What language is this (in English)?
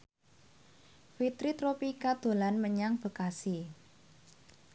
Javanese